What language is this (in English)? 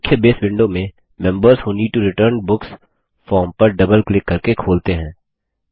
Hindi